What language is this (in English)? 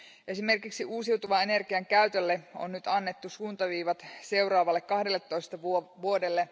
Finnish